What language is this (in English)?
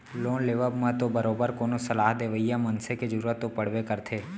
Chhattisgarhi